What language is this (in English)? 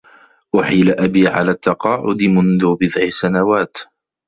Arabic